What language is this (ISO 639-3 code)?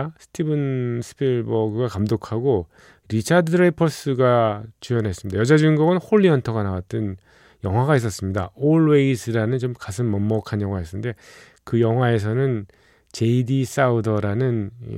kor